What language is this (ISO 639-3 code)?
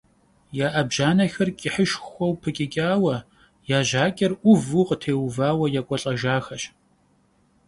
kbd